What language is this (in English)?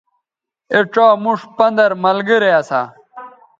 Bateri